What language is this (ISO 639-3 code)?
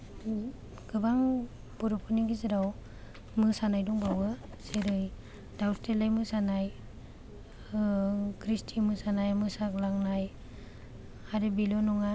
brx